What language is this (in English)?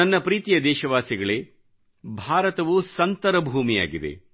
Kannada